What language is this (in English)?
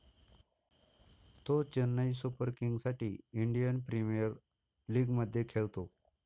Marathi